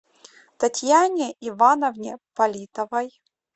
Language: Russian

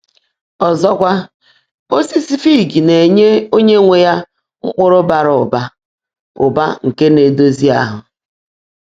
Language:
Igbo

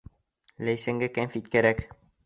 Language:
Bashkir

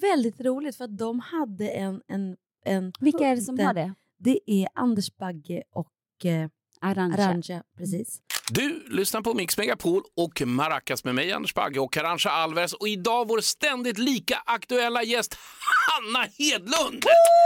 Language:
Swedish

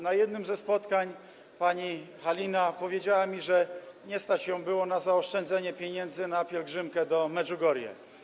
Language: Polish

